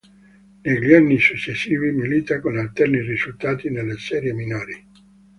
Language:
Italian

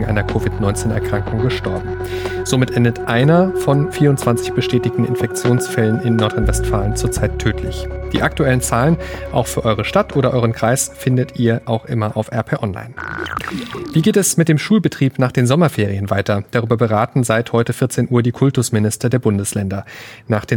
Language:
German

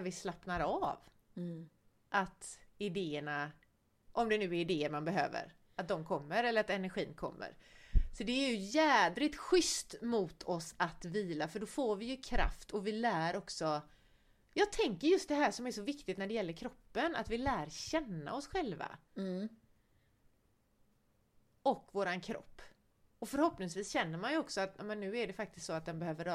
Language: Swedish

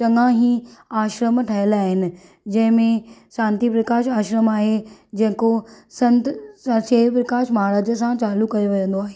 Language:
Sindhi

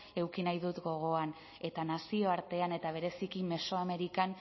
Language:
Basque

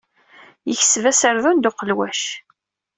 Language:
Kabyle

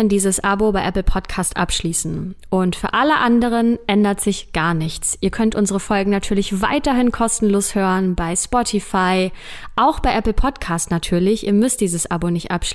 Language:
German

